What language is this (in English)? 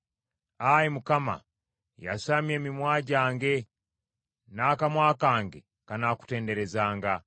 Ganda